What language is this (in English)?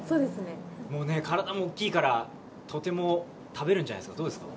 Japanese